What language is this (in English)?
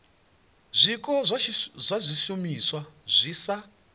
Venda